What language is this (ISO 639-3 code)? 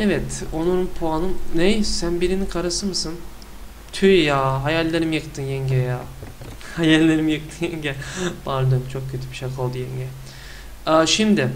tur